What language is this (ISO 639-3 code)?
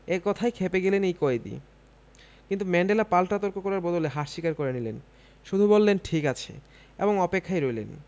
ben